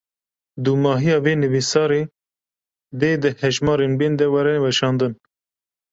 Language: Kurdish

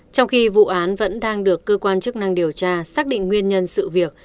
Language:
Vietnamese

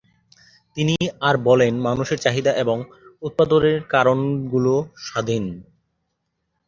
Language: Bangla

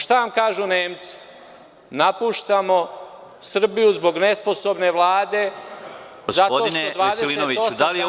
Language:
Serbian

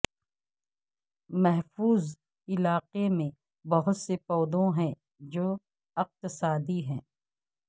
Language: Urdu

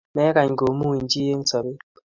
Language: Kalenjin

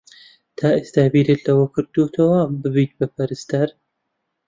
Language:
Central Kurdish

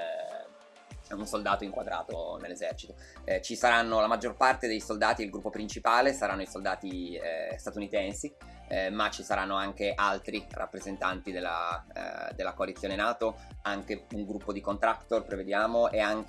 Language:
Italian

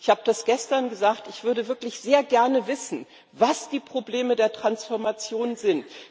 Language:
German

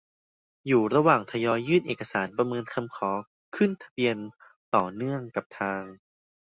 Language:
Thai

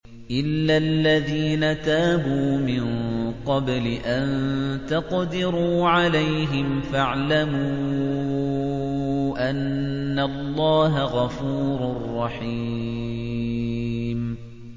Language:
Arabic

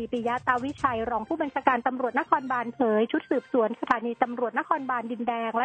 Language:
Thai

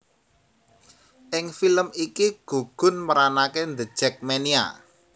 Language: Javanese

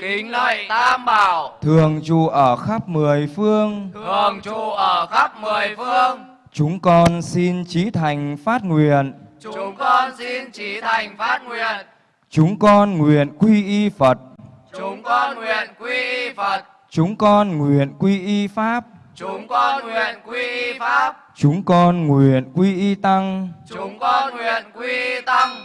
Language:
Vietnamese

